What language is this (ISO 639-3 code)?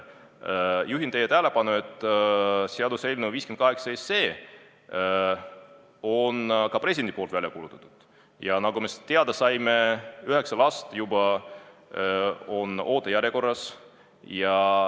est